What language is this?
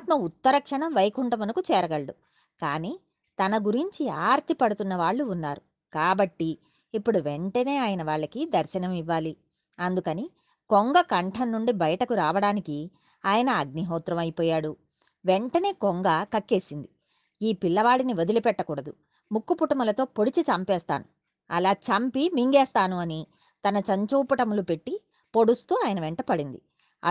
Telugu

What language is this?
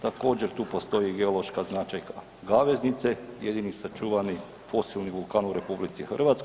Croatian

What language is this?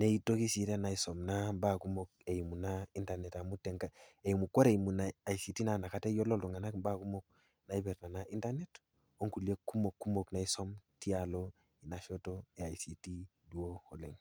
Masai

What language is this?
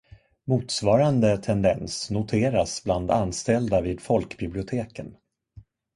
Swedish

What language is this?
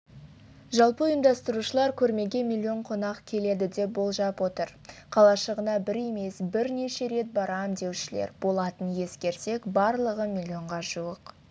Kazakh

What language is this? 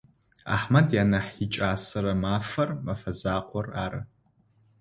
Adyghe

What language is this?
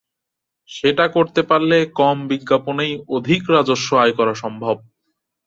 Bangla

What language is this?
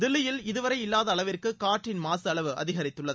Tamil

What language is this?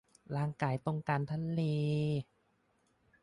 Thai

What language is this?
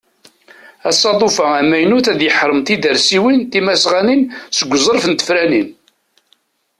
Kabyle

